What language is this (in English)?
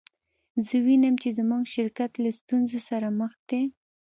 Pashto